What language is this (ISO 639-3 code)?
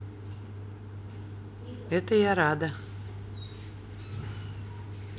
rus